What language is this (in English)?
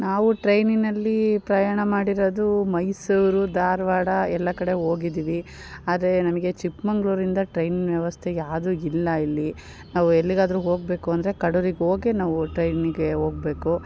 Kannada